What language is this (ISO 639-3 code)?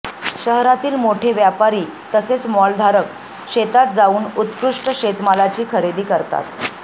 mar